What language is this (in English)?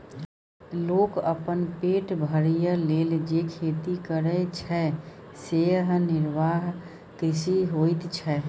Maithili